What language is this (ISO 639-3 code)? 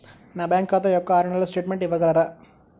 tel